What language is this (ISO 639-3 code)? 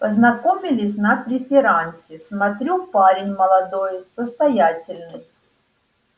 rus